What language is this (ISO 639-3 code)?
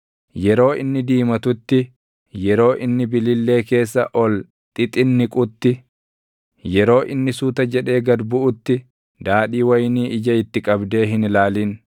orm